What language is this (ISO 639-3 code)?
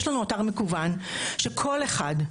heb